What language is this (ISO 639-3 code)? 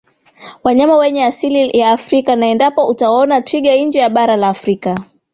swa